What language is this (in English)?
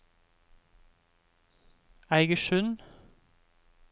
Norwegian